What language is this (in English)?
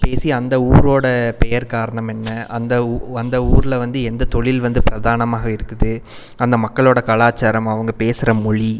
Tamil